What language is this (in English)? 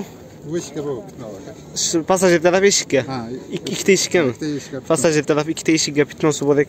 Turkish